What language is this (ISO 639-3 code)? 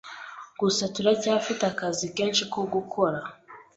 kin